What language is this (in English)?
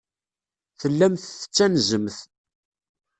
Kabyle